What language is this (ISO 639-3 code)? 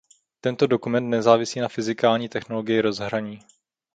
ces